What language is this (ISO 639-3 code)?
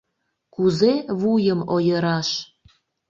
chm